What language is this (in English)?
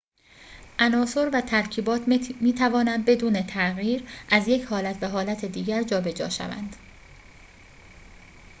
Persian